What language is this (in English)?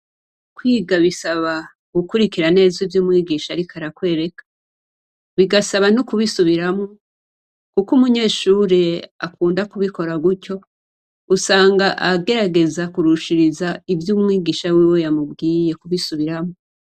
Rundi